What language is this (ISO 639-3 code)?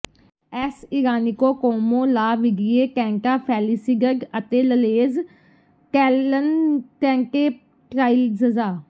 pan